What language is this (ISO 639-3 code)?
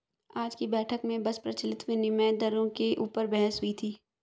hin